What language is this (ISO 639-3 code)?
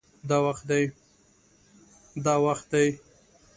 pus